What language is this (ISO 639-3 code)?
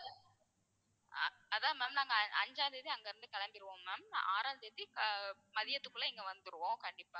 tam